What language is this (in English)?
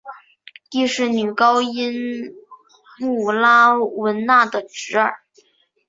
Chinese